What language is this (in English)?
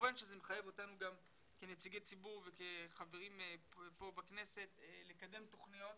Hebrew